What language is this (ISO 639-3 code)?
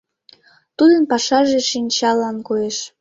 chm